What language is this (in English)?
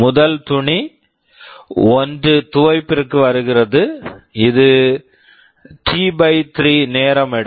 Tamil